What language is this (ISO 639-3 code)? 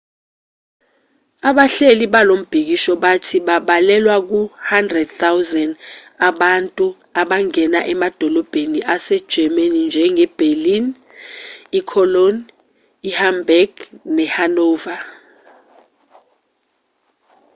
zul